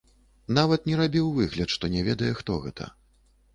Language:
Belarusian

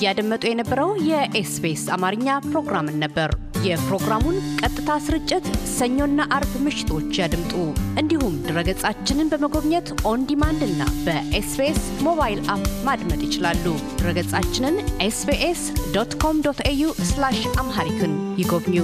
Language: Amharic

